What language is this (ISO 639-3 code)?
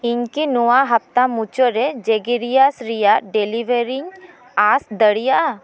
sat